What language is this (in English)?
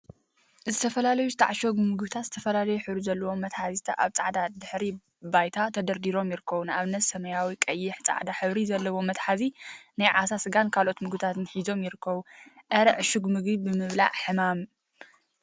Tigrinya